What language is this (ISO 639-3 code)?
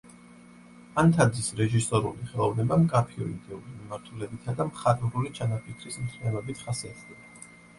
kat